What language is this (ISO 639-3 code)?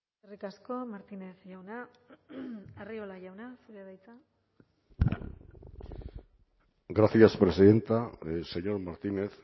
eus